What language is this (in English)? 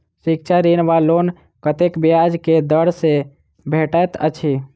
Maithili